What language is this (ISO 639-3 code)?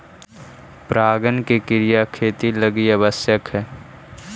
mag